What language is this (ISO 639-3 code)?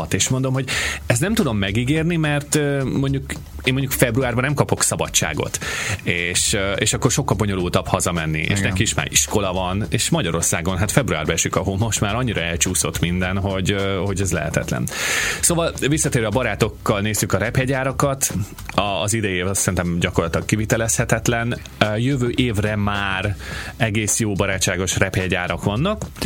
hun